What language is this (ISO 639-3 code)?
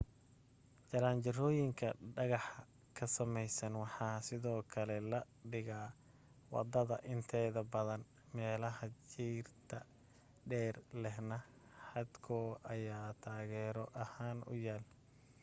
som